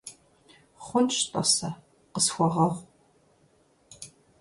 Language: Kabardian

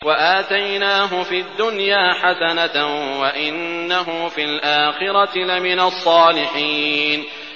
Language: Arabic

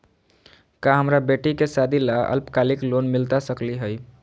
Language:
Magahi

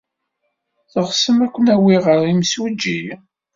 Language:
Kabyle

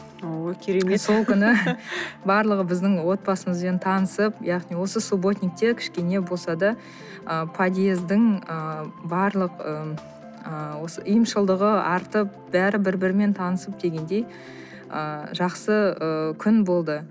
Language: Kazakh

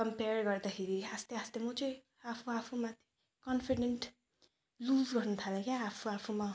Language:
Nepali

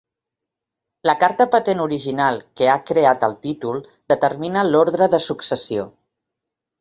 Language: Catalan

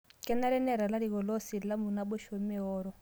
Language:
Masai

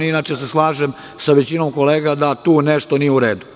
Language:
Serbian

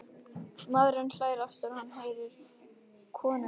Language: Icelandic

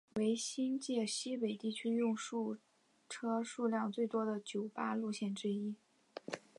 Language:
Chinese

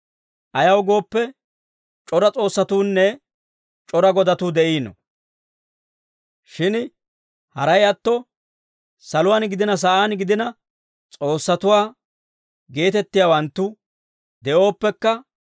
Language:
Dawro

